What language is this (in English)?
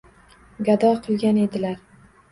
Uzbek